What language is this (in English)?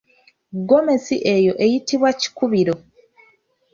Ganda